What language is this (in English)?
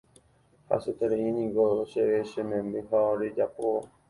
Guarani